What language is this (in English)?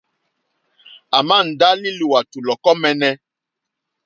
Mokpwe